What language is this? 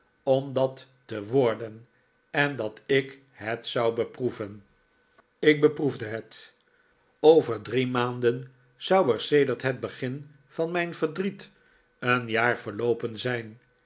Dutch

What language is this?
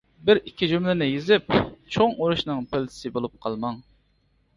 Uyghur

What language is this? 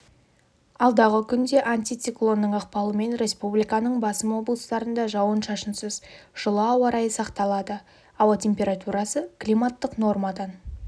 Kazakh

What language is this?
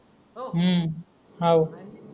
Marathi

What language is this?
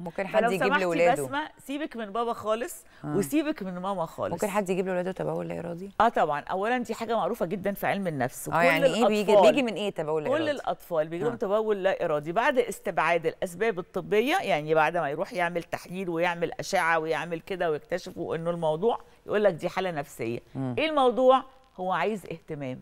Arabic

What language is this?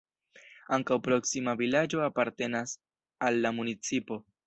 Esperanto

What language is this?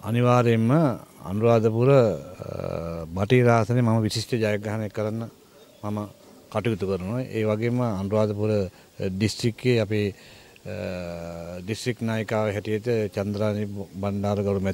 Arabic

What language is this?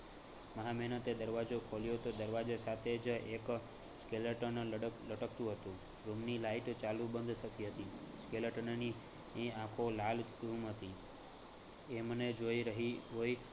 Gujarati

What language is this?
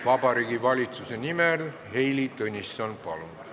Estonian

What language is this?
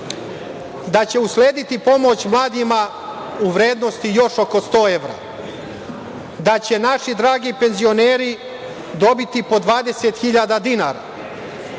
Serbian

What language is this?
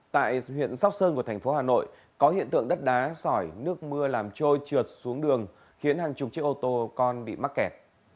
Vietnamese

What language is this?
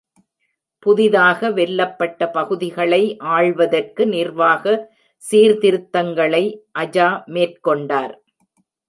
Tamil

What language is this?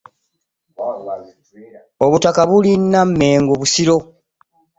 Ganda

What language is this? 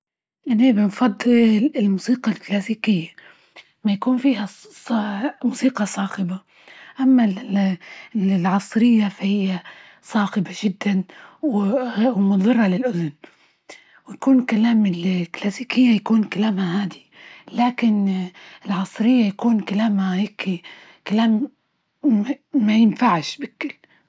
Libyan Arabic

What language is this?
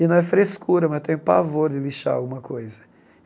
Portuguese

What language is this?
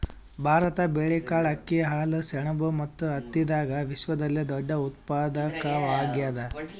Kannada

